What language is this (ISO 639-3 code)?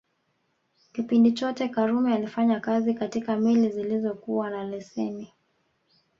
swa